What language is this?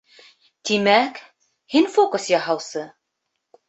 Bashkir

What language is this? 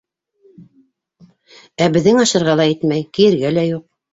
Bashkir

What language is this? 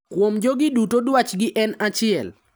Luo (Kenya and Tanzania)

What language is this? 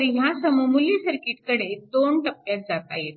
Marathi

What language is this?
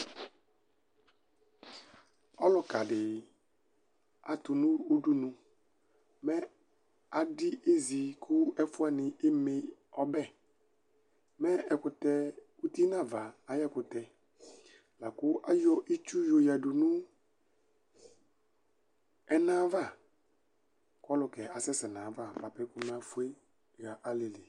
Ikposo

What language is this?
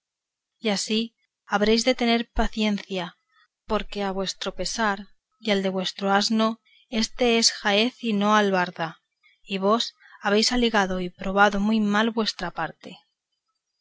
Spanish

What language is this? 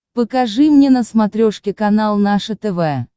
Russian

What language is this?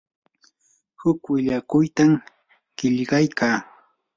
Yanahuanca Pasco Quechua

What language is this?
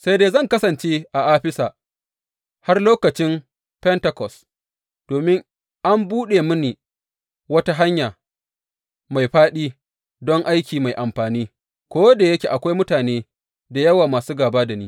Hausa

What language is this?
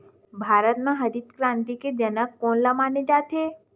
Chhattisgarhi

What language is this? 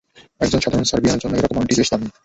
Bangla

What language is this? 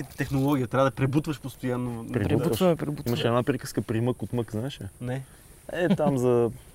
Bulgarian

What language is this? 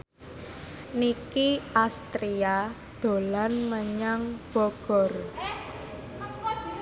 Javanese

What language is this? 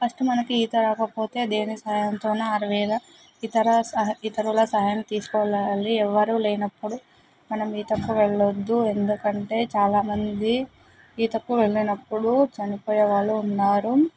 Telugu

